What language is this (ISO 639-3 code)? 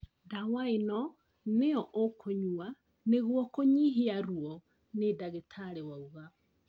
kik